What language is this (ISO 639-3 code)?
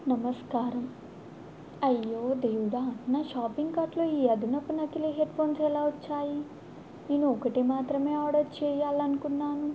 tel